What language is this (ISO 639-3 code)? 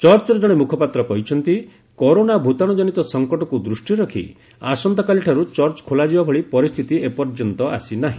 ori